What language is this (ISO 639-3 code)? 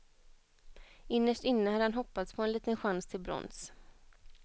swe